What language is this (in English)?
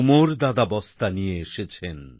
Bangla